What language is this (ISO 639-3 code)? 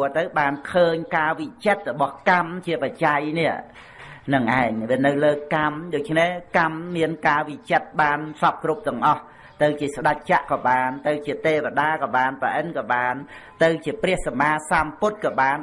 vie